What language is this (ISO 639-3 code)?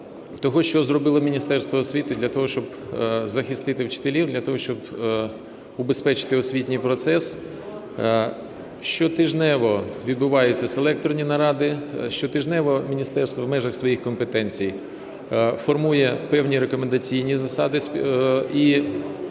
ukr